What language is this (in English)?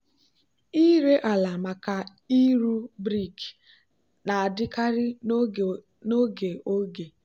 Igbo